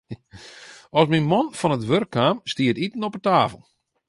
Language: Western Frisian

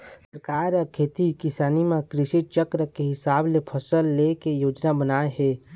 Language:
Chhattisgarhi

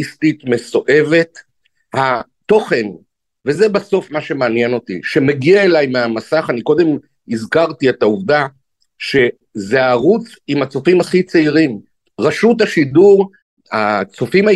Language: Hebrew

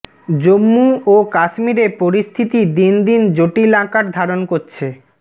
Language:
Bangla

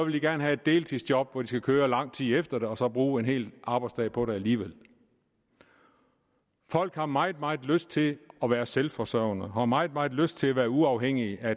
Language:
Danish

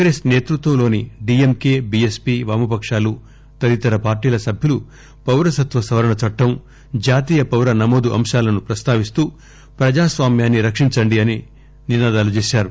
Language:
Telugu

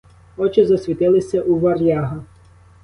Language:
Ukrainian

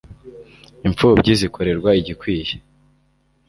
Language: Kinyarwanda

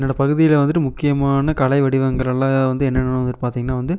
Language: Tamil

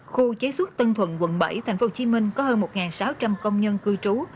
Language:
Vietnamese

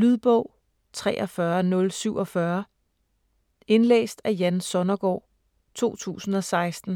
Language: Danish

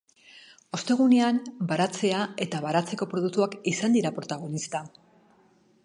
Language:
Basque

